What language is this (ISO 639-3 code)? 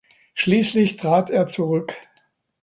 deu